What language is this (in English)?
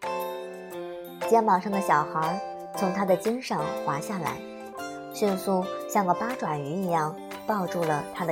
Chinese